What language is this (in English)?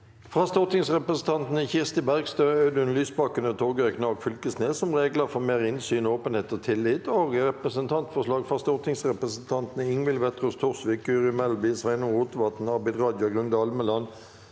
Norwegian